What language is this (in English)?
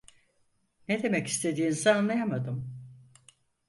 Turkish